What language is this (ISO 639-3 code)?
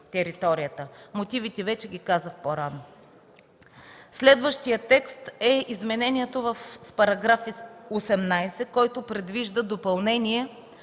bul